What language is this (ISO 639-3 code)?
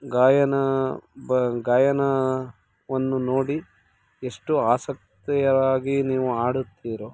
kan